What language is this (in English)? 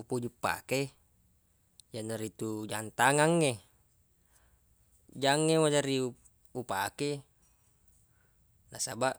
Buginese